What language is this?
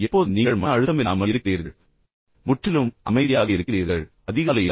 Tamil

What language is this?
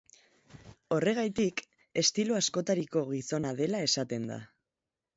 Basque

